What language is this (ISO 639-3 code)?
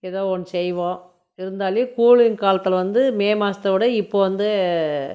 tam